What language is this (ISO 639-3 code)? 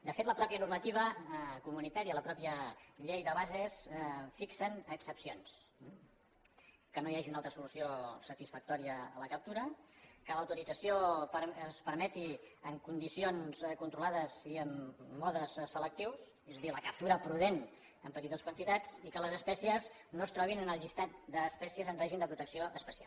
cat